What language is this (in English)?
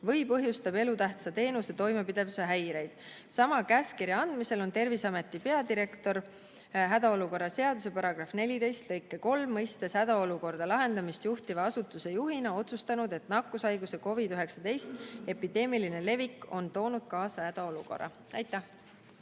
Estonian